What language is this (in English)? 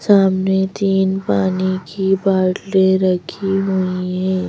Hindi